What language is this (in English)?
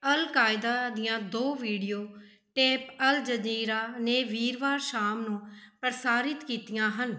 Punjabi